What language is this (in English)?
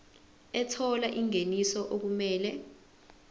Zulu